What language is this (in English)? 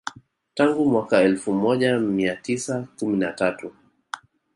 Swahili